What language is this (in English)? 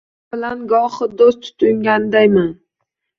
Uzbek